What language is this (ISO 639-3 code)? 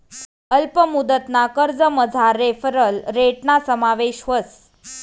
mar